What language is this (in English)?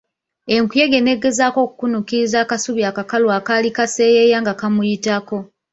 Ganda